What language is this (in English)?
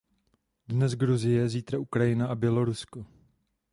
Czech